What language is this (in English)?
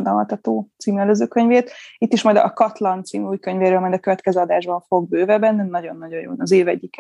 Hungarian